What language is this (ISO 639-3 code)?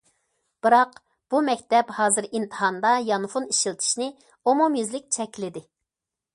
uig